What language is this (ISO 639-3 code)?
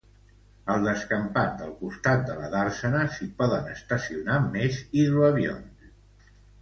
cat